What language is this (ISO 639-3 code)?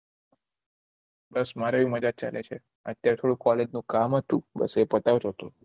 guj